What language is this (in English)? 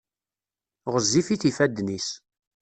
Kabyle